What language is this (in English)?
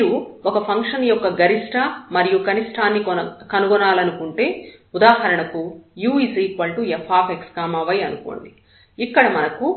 Telugu